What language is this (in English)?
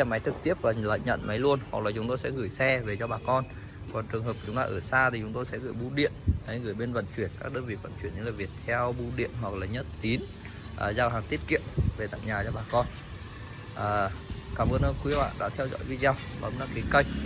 Vietnamese